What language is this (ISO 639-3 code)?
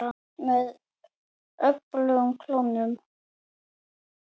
isl